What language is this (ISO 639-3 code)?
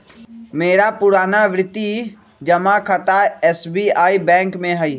mag